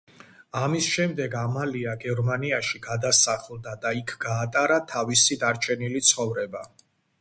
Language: Georgian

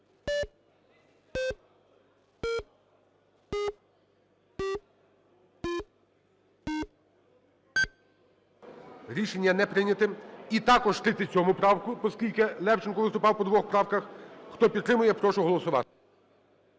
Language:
Ukrainian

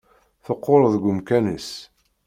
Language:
Kabyle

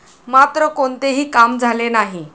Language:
Marathi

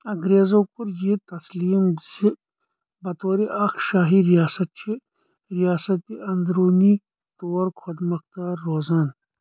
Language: Kashmiri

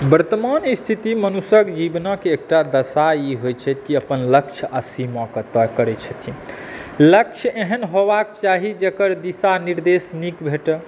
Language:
Maithili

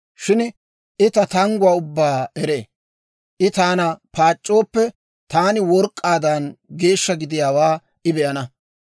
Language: Dawro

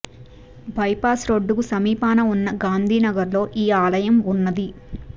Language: Telugu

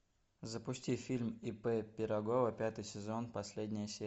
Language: Russian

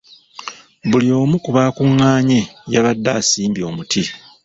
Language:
Ganda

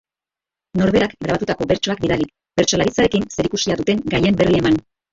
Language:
Basque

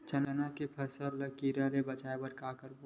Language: Chhattisgarhi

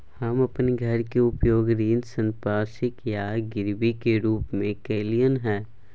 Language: Maithili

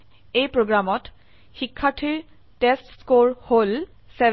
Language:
Assamese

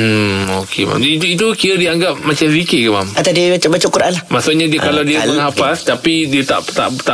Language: Malay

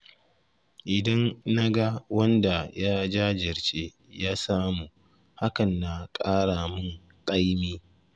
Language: Hausa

